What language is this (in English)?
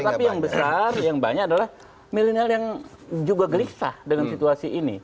Indonesian